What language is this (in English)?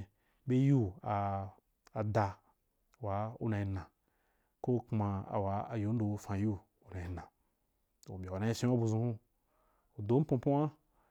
Wapan